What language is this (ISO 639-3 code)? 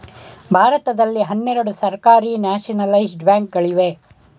kan